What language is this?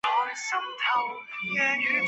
Chinese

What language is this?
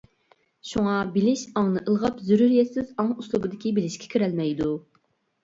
Uyghur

